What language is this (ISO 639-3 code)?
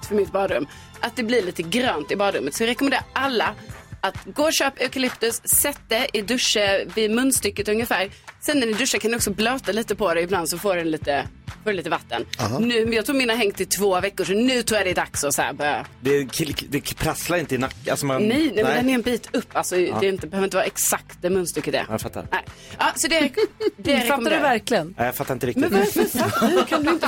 swe